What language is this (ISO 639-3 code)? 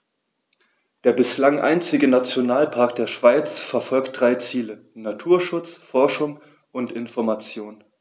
deu